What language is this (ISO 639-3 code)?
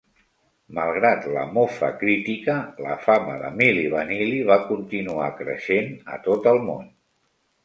cat